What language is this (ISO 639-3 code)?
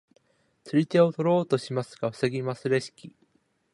jpn